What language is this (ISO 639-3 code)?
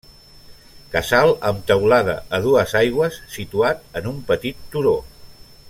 cat